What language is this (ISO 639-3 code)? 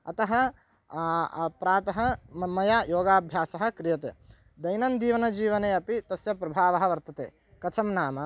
san